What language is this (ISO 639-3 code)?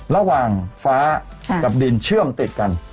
tha